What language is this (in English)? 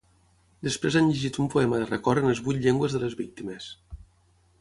Catalan